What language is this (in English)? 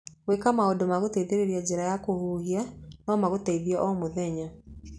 Kikuyu